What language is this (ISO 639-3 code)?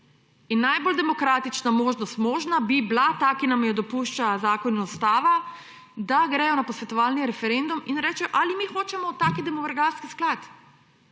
slv